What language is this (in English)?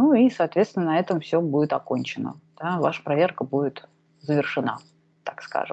Russian